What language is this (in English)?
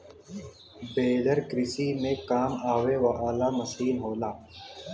Bhojpuri